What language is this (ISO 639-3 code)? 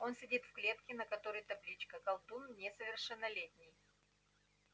rus